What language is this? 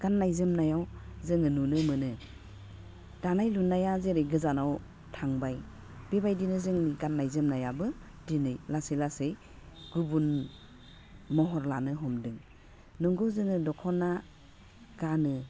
Bodo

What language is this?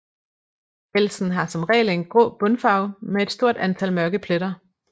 Danish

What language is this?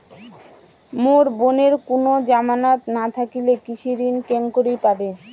Bangla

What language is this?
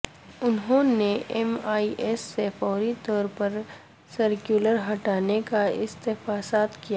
Urdu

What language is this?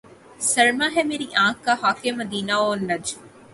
Urdu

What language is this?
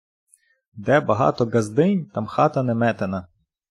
Ukrainian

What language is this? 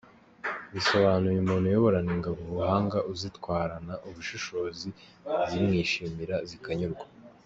Kinyarwanda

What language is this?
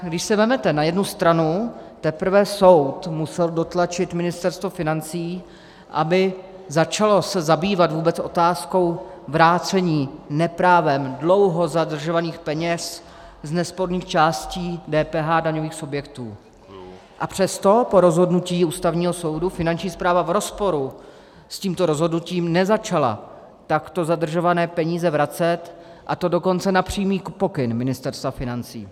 Czech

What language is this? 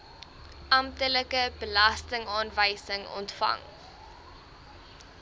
Afrikaans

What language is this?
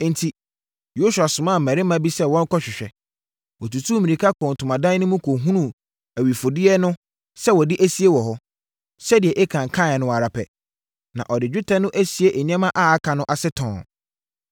Akan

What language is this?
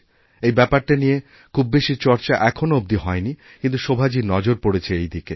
Bangla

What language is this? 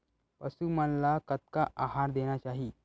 Chhattisgarhi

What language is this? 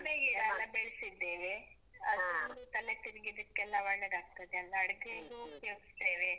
Kannada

